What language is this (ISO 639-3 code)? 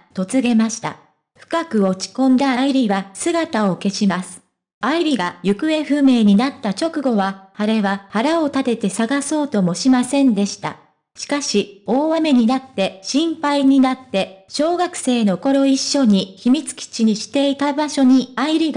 jpn